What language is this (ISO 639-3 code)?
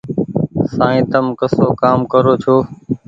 gig